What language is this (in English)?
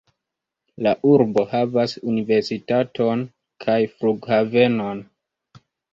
Esperanto